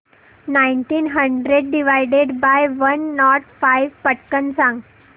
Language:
Marathi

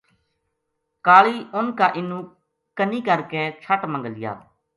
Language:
Gujari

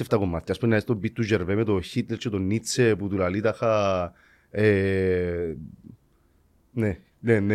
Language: Greek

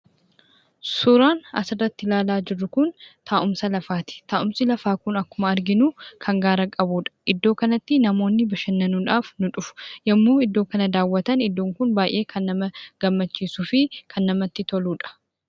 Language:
Oromo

